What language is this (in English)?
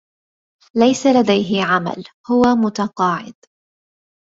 Arabic